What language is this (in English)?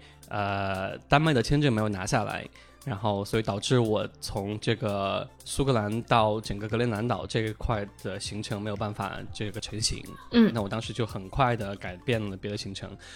Chinese